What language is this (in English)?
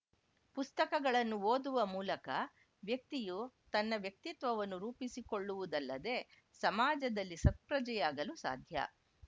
Kannada